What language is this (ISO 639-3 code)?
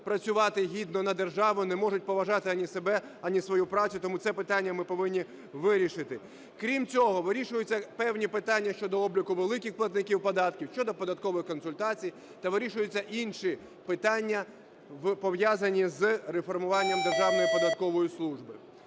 ukr